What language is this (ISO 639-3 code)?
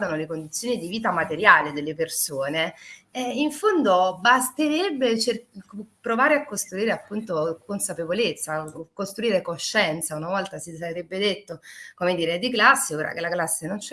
ita